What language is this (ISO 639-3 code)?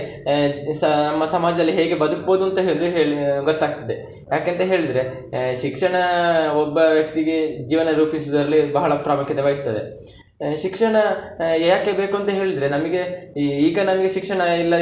kan